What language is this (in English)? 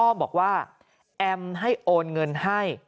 Thai